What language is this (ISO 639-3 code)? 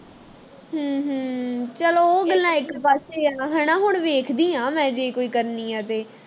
pan